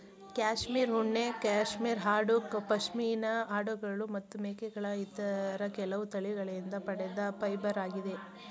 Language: Kannada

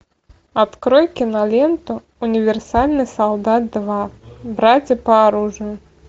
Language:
Russian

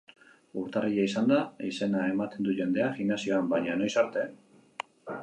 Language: Basque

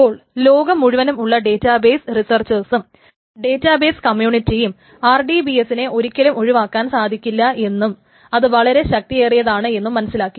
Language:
Malayalam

